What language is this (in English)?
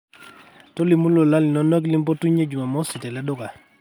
Masai